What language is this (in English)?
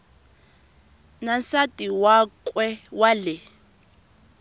Tsonga